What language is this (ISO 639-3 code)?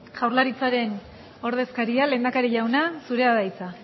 eus